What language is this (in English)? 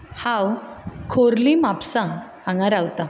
Konkani